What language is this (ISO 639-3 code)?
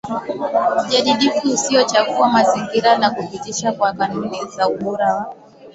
swa